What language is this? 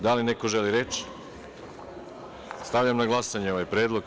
Serbian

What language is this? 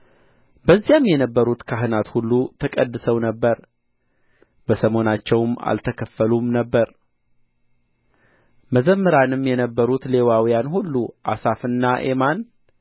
Amharic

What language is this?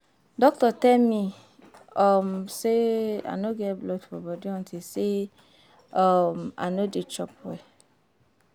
Nigerian Pidgin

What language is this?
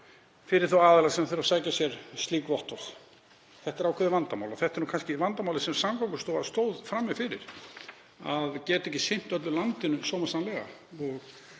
Icelandic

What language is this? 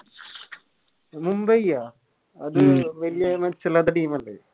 Malayalam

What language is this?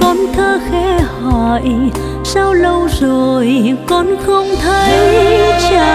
Vietnamese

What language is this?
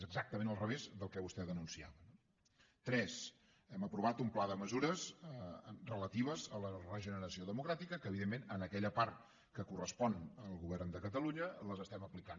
Catalan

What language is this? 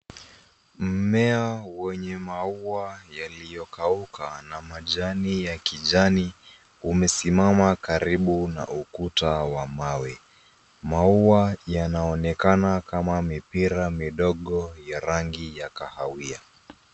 Swahili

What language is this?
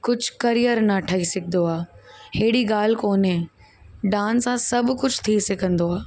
Sindhi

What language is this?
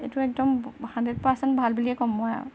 Assamese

